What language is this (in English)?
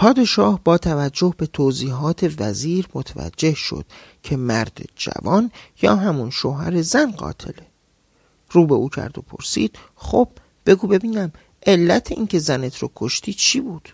Persian